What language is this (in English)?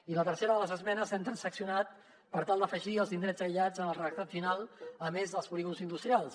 Catalan